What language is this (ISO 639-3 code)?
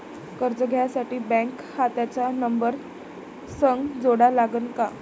mar